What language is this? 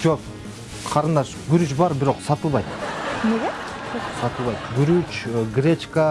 Turkish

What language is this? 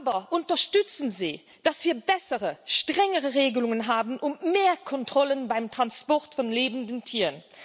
German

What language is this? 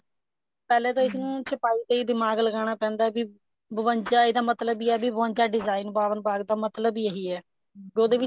Punjabi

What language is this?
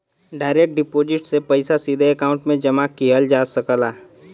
Bhojpuri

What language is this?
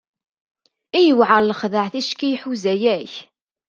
Kabyle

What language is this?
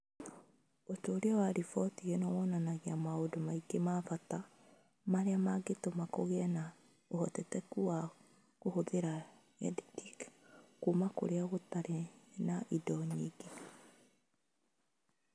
Kikuyu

